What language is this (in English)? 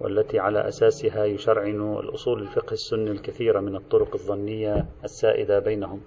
Arabic